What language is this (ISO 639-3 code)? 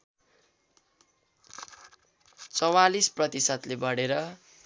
nep